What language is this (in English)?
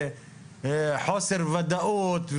Hebrew